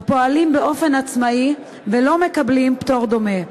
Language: Hebrew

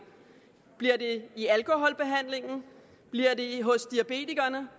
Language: Danish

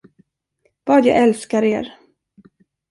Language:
Swedish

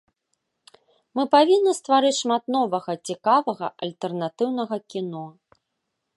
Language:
Belarusian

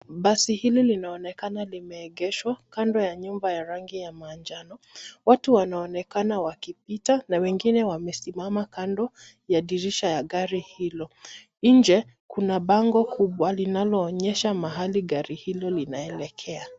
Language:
Swahili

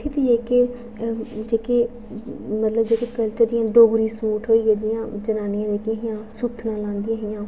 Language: Dogri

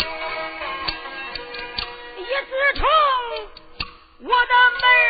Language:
Chinese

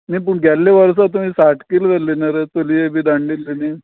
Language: Konkani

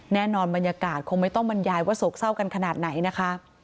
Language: Thai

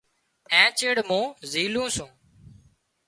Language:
Wadiyara Koli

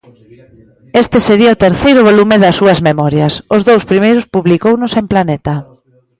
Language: Galician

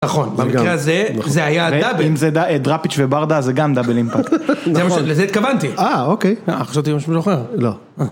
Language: Hebrew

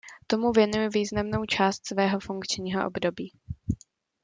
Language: Czech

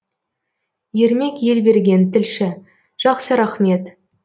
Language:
Kazakh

